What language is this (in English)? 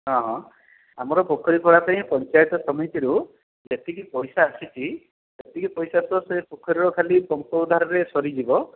Odia